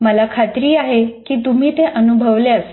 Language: Marathi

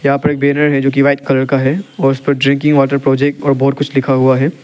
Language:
Hindi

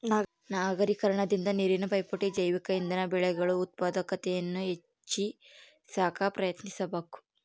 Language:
Kannada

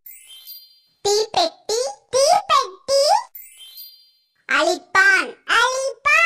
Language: Tamil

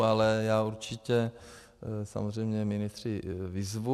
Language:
Czech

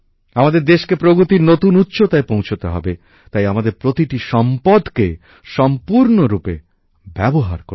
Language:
Bangla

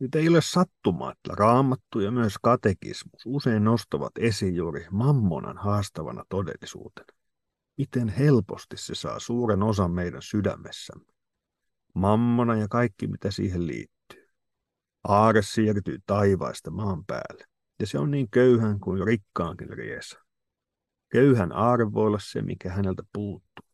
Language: Finnish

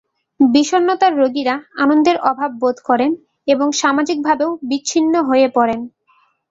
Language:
Bangla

